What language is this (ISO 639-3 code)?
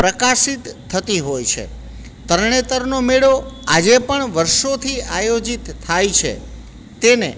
guj